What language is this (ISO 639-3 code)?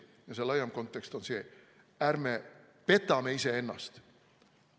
est